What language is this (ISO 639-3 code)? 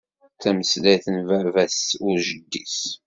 kab